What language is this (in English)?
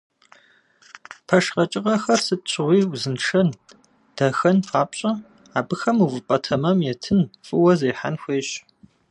Kabardian